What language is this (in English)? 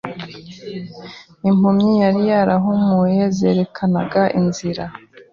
Kinyarwanda